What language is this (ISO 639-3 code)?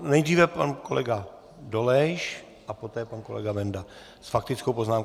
ces